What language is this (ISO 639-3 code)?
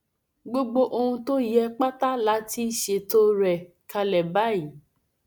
yor